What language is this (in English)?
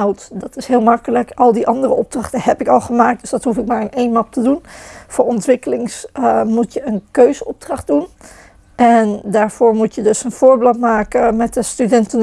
Dutch